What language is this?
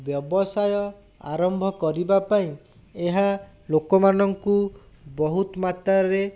Odia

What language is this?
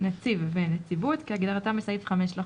Hebrew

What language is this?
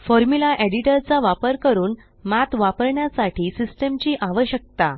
Marathi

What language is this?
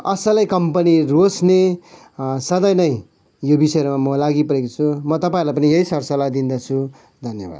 Nepali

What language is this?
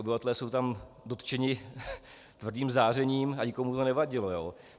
Czech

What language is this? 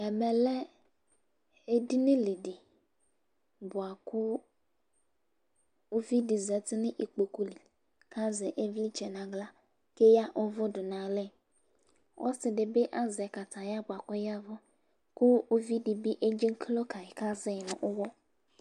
Ikposo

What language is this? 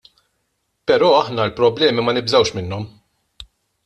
Maltese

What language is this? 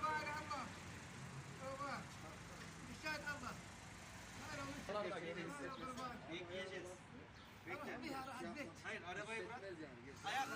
Turkish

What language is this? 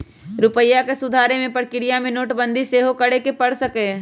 Magahi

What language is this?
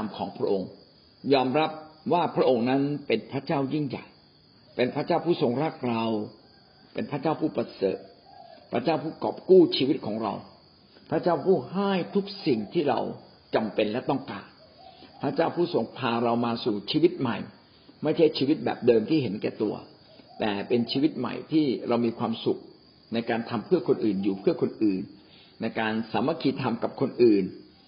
Thai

